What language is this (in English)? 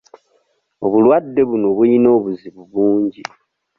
Ganda